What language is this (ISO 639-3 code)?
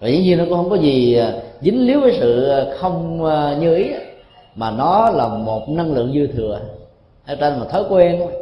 vie